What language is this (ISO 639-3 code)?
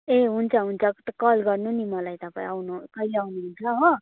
nep